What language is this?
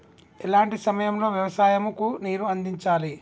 Telugu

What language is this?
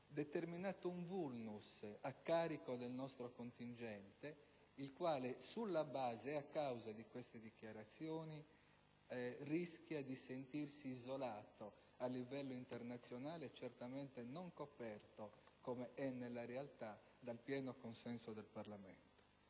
Italian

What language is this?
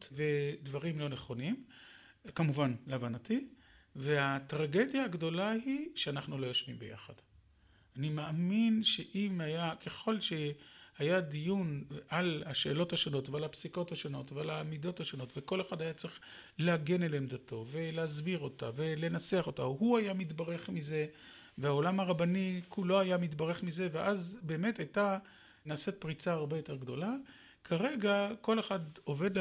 Hebrew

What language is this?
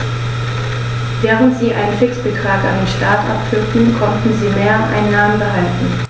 German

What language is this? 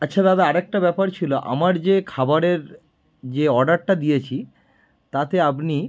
Bangla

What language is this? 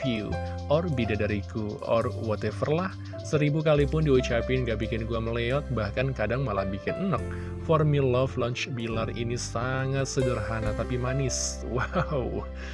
Indonesian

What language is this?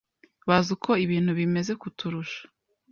Kinyarwanda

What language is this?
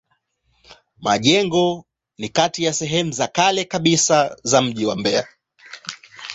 Swahili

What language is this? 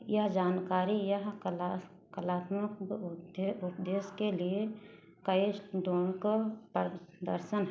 Hindi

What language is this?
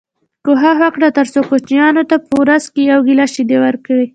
Pashto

